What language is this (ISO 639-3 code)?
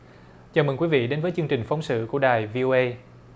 vie